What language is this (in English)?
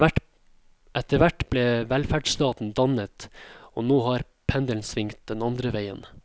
Norwegian